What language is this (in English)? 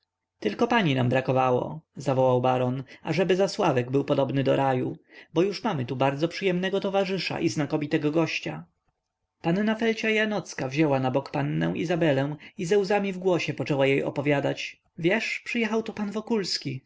Polish